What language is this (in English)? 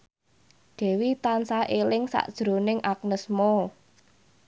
Javanese